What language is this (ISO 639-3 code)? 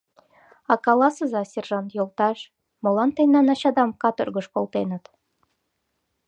chm